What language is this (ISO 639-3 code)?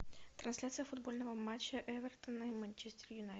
rus